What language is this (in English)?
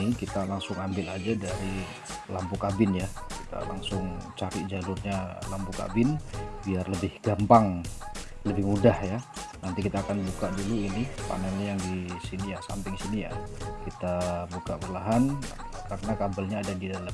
Indonesian